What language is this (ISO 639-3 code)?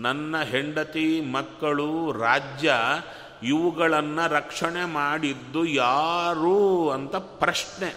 kan